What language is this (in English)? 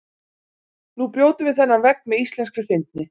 Icelandic